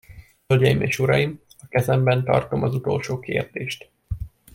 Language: Hungarian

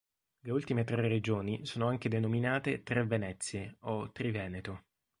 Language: Italian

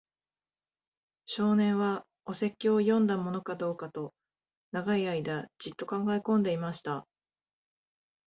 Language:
Japanese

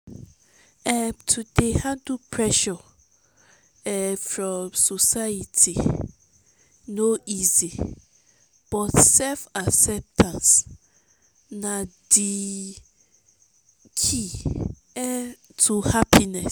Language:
Nigerian Pidgin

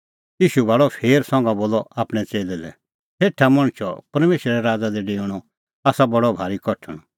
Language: Kullu Pahari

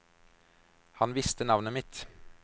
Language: Norwegian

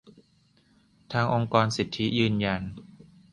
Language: Thai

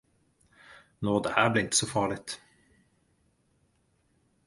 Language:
Swedish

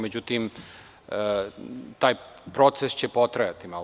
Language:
Serbian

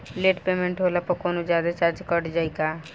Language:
Bhojpuri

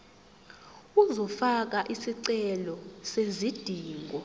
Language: Zulu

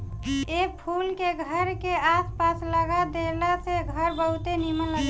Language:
Bhojpuri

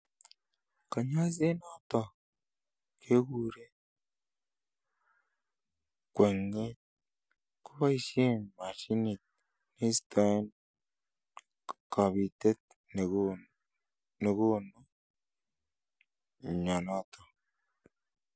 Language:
Kalenjin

